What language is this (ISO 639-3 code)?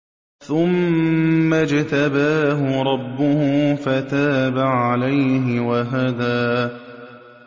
ara